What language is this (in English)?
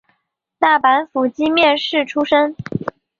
Chinese